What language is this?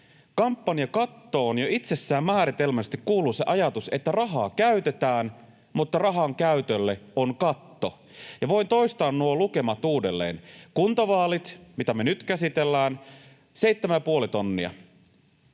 Finnish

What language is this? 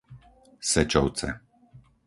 Slovak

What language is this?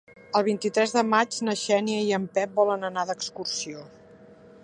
Catalan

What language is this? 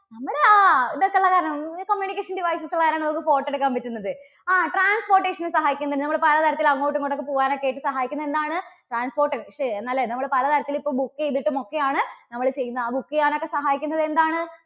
Malayalam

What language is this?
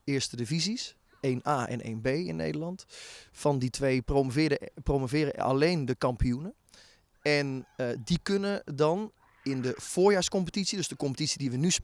Dutch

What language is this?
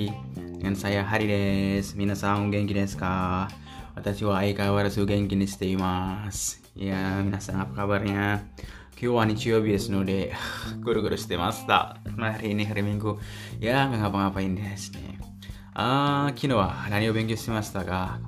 Indonesian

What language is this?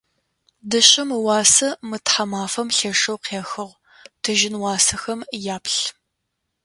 Adyghe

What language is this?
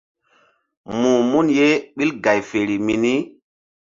Mbum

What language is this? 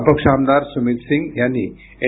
Marathi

